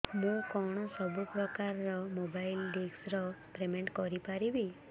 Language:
Odia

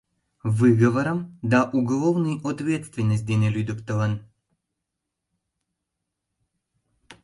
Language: Mari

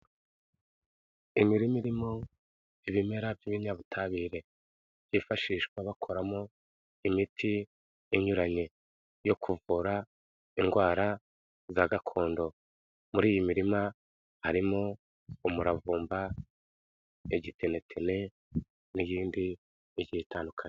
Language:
Kinyarwanda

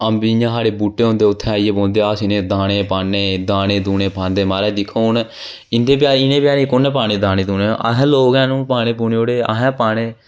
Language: Dogri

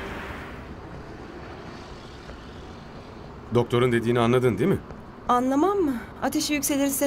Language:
Turkish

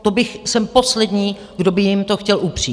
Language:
Czech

